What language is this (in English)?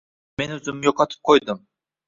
Uzbek